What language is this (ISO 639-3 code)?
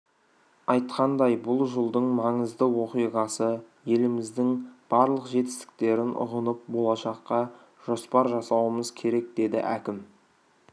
kaz